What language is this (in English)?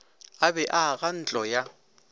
Northern Sotho